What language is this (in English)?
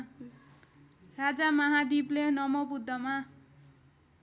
Nepali